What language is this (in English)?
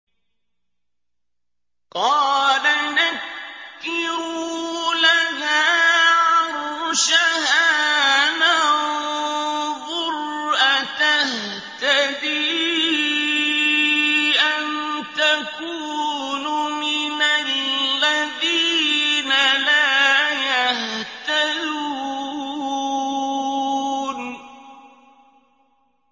Arabic